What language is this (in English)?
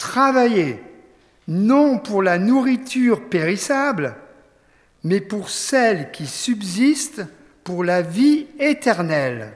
French